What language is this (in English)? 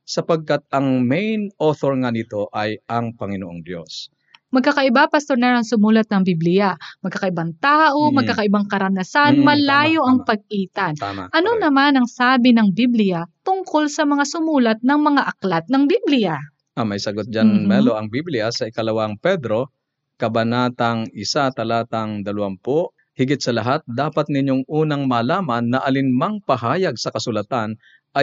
Filipino